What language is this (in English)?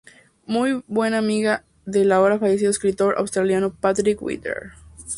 Spanish